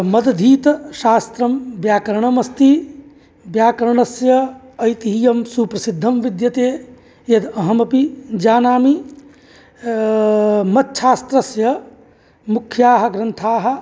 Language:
Sanskrit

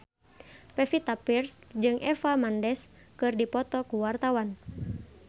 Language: Sundanese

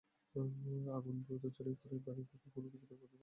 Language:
Bangla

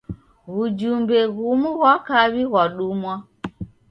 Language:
Taita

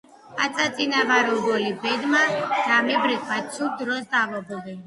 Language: Georgian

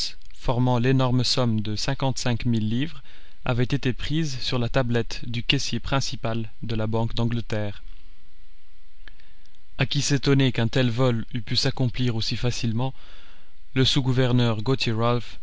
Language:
French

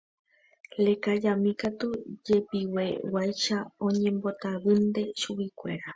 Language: Guarani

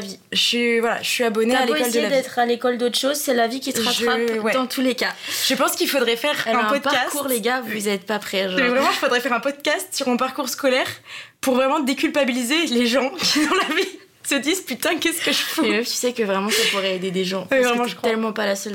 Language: French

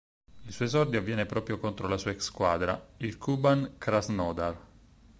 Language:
Italian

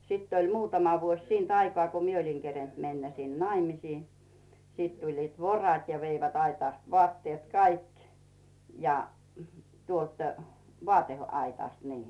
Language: Finnish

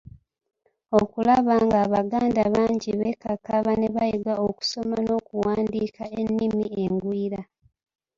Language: Ganda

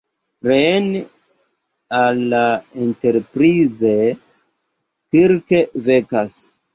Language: Esperanto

